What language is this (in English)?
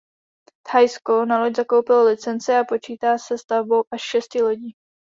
Czech